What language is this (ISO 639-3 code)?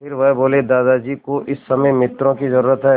hin